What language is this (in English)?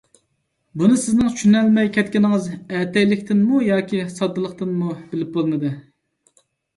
Uyghur